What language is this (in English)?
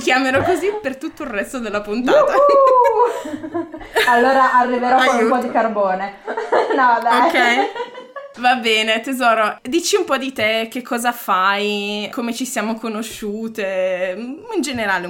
Italian